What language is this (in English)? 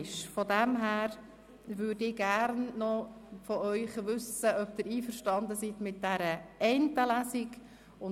Swiss German